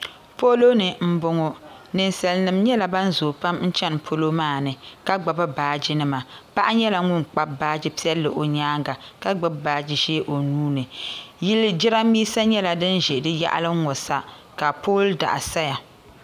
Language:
Dagbani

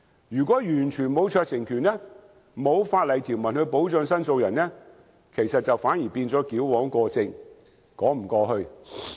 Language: Cantonese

